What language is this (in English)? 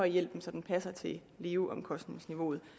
Danish